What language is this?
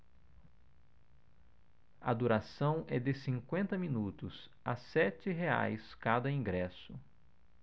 Portuguese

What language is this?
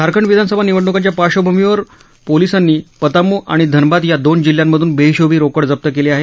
Marathi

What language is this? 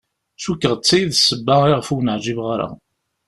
Kabyle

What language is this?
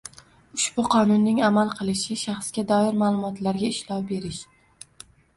Uzbek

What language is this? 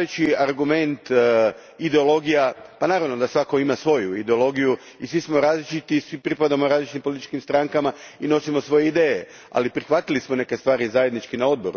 Croatian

